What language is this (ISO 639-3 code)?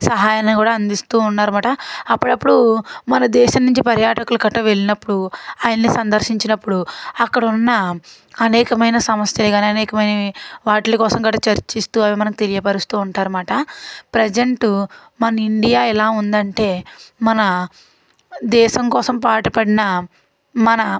tel